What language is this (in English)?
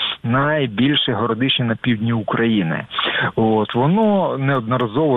Ukrainian